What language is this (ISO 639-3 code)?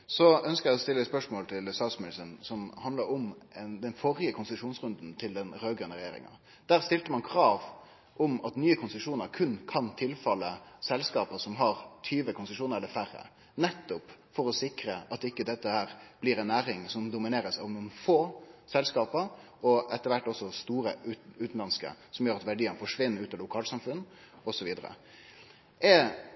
nno